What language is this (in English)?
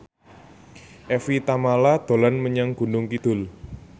Javanese